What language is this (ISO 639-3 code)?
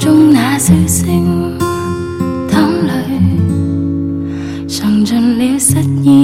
zho